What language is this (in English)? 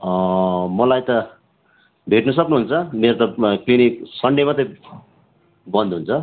Nepali